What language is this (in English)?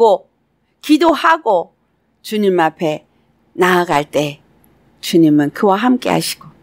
Korean